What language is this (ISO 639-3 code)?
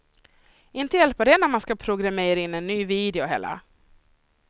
swe